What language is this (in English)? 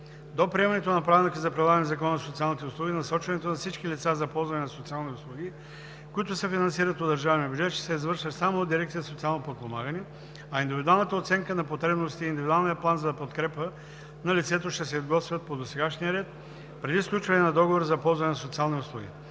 Bulgarian